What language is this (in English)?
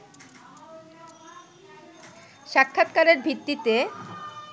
Bangla